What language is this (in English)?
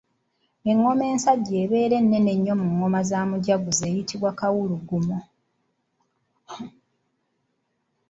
Ganda